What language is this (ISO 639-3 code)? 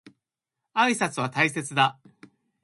jpn